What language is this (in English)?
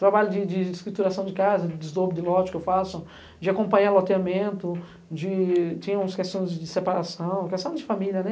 Portuguese